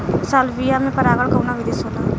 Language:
Bhojpuri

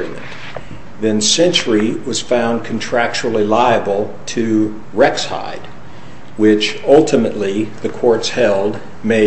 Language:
English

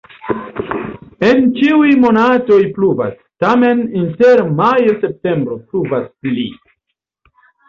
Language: Esperanto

